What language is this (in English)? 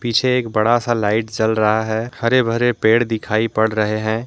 Hindi